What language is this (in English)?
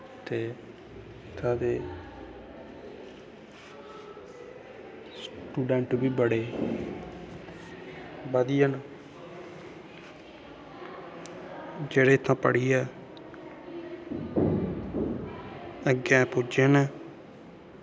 Dogri